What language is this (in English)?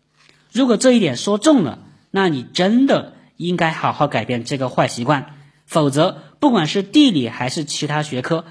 Chinese